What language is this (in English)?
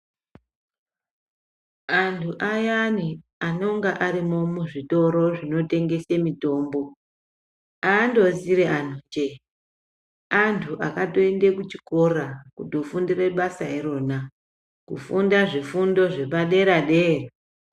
Ndau